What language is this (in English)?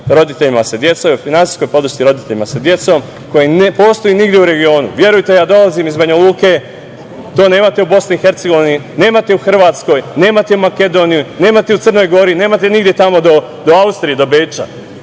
Serbian